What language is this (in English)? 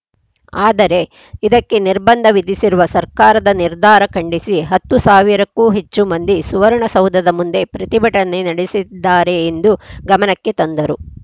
Kannada